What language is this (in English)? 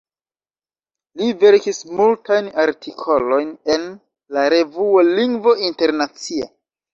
Esperanto